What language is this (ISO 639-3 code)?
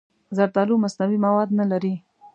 pus